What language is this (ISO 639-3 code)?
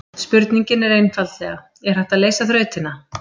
isl